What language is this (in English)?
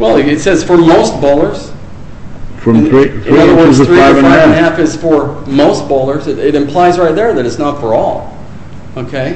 English